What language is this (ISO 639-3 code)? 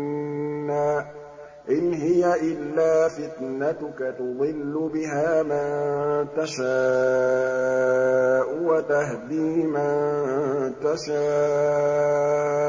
ara